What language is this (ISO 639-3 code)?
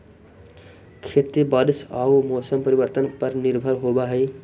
mag